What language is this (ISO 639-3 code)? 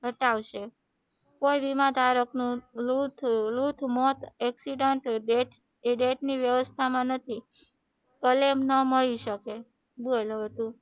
guj